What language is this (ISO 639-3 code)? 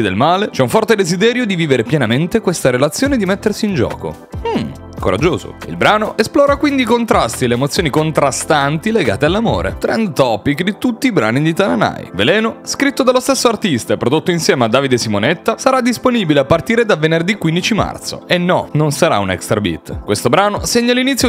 ita